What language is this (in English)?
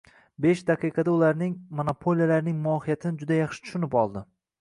Uzbek